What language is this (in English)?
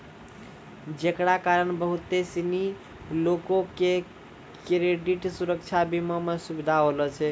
Maithili